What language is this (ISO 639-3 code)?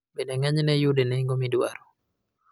luo